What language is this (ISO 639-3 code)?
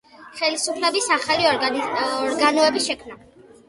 kat